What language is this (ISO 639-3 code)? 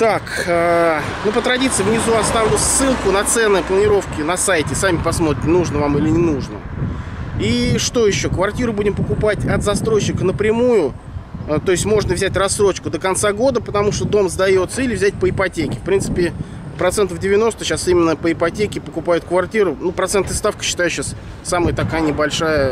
rus